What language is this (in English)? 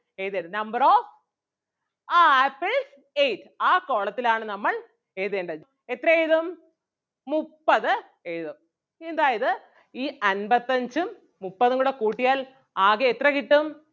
Malayalam